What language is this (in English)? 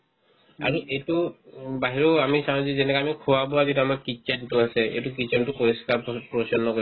Assamese